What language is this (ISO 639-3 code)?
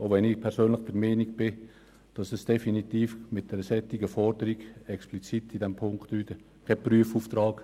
gsw